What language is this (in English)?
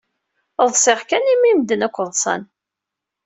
Kabyle